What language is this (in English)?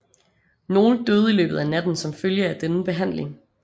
Danish